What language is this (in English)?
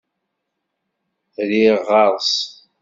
Kabyle